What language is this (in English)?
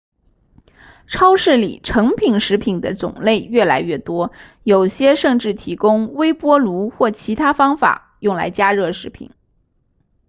Chinese